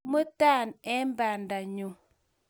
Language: Kalenjin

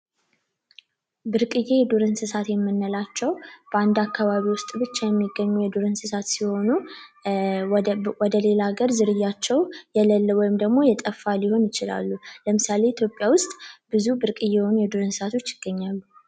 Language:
Amharic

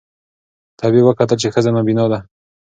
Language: Pashto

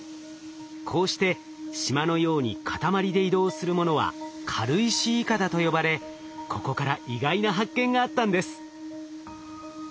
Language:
Japanese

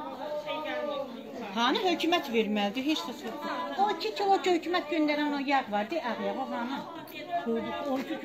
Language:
Turkish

